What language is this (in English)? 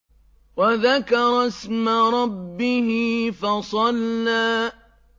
Arabic